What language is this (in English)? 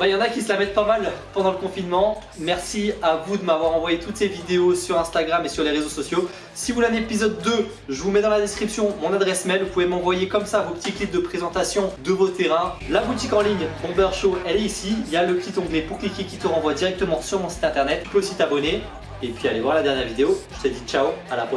French